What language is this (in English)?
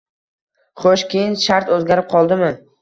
Uzbek